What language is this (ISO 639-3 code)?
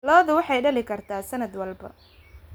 som